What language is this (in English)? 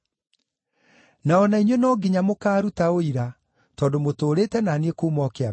Kikuyu